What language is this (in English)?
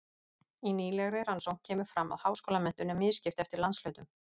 Icelandic